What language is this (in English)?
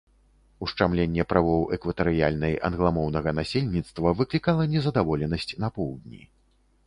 Belarusian